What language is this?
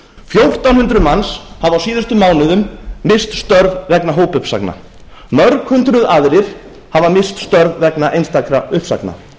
Icelandic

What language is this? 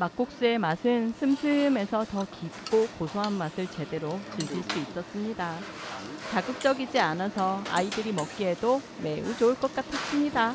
Korean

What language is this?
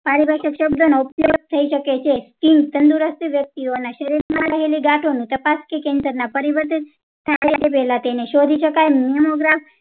Gujarati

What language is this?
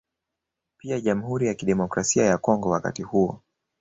Swahili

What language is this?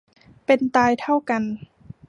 Thai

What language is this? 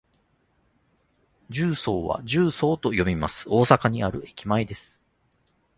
Japanese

